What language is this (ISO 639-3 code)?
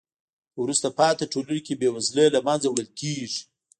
pus